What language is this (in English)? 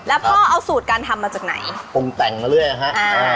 Thai